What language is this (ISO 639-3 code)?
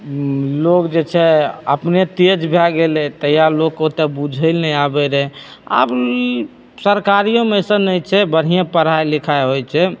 mai